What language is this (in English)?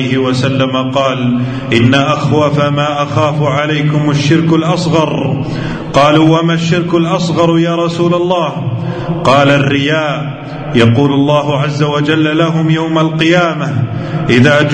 Arabic